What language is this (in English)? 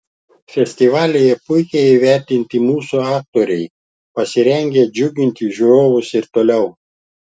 Lithuanian